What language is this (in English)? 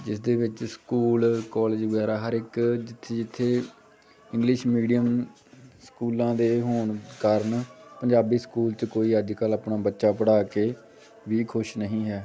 Punjabi